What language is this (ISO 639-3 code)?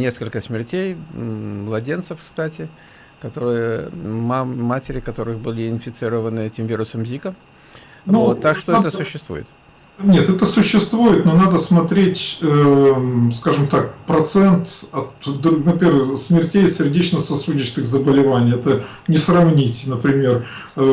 rus